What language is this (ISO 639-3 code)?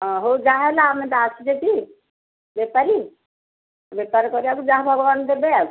ori